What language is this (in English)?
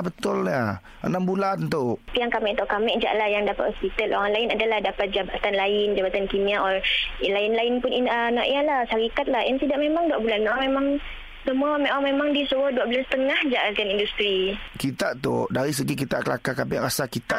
Malay